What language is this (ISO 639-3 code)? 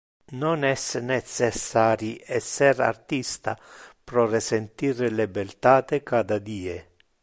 ina